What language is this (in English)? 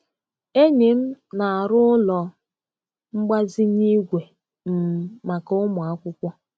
Igbo